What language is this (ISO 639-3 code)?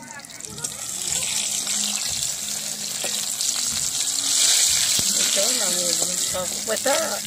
tur